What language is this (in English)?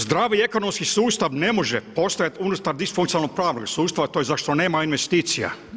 Croatian